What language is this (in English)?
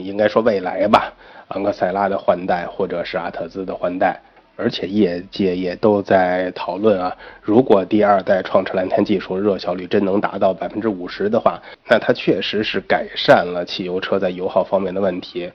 Chinese